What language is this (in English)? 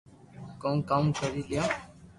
Loarki